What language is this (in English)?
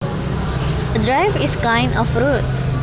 Javanese